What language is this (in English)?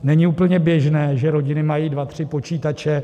Czech